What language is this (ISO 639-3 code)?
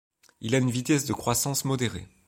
fra